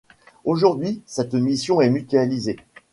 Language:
French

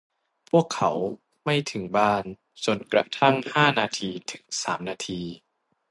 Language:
Thai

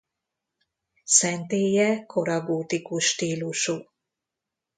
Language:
Hungarian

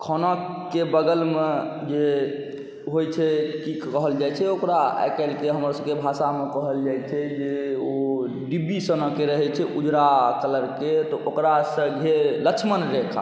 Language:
Maithili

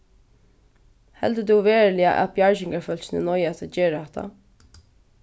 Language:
Faroese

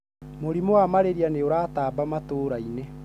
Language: Kikuyu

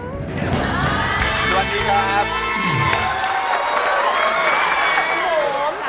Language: Thai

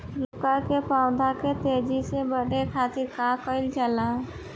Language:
Bhojpuri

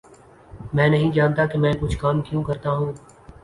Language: Urdu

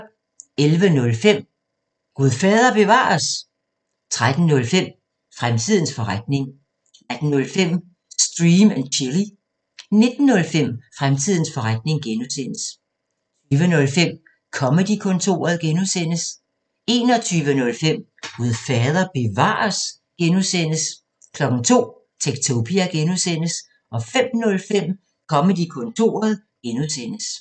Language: Danish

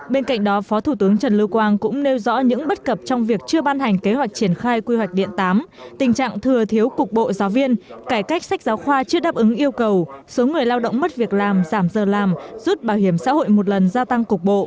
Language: Vietnamese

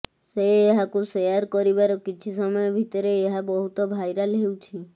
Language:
Odia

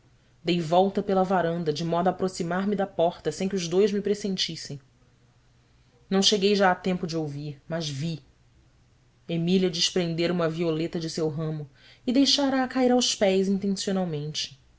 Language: Portuguese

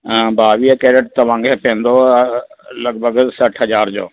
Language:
Sindhi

